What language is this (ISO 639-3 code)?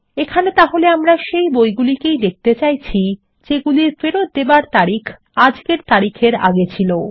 ben